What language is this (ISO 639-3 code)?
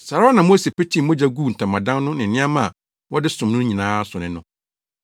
aka